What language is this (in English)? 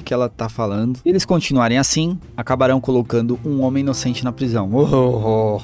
Portuguese